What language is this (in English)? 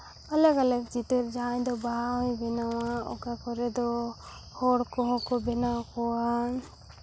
Santali